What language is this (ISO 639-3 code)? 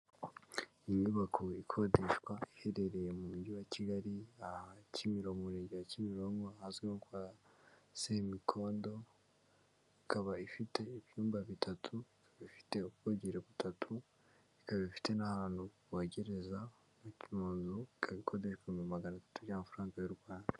kin